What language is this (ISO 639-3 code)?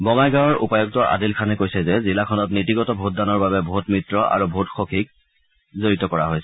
asm